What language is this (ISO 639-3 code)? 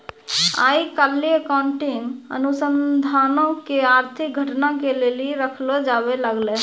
mai